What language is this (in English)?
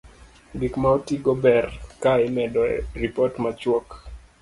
Luo (Kenya and Tanzania)